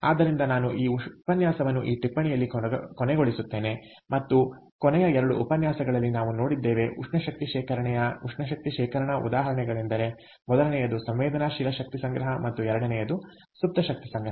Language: Kannada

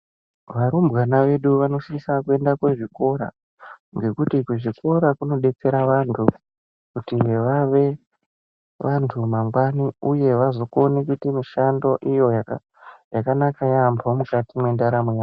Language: Ndau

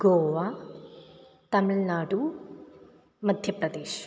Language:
Sanskrit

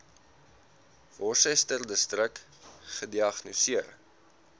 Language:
Afrikaans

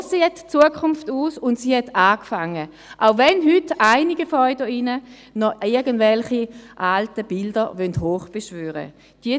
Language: Swiss German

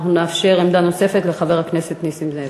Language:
Hebrew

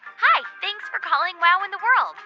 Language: English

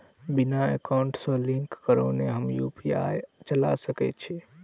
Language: Maithili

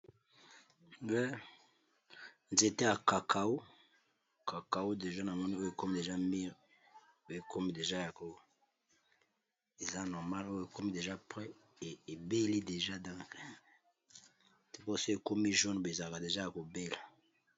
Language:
Lingala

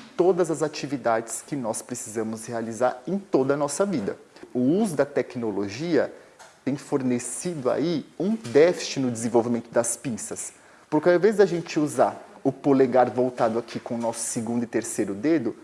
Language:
Portuguese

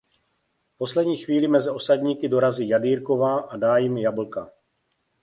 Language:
Czech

